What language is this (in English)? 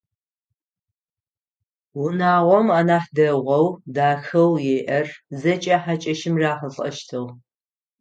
Adyghe